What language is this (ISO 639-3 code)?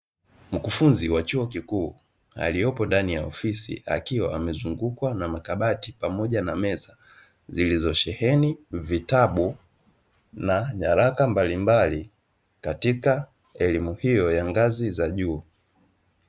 swa